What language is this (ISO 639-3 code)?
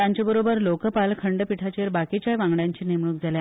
kok